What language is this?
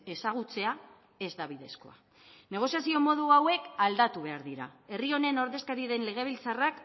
Basque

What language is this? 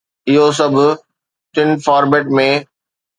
Sindhi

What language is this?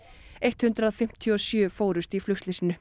Icelandic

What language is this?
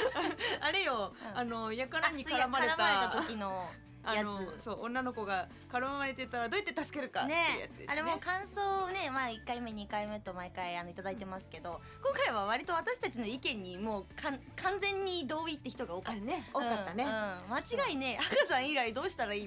Japanese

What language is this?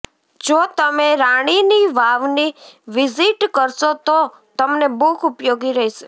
Gujarati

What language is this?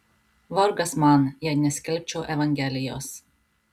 Lithuanian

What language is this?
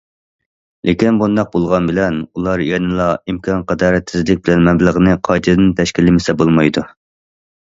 Uyghur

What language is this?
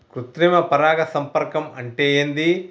Telugu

